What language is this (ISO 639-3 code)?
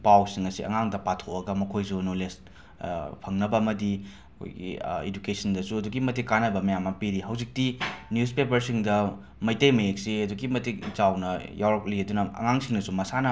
mni